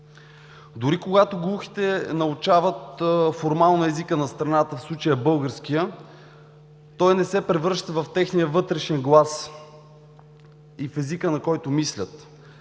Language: Bulgarian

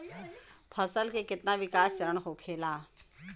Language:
Bhojpuri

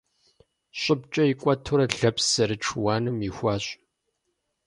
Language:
Kabardian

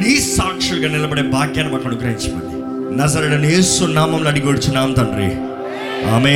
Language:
Telugu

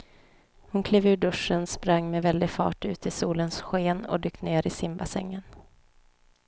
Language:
Swedish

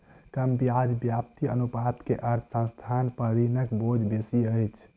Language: Maithili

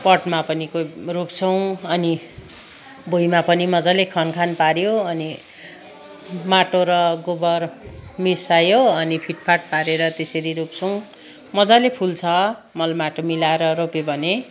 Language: Nepali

